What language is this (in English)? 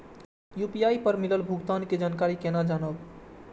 Maithili